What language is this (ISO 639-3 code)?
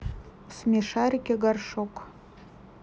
rus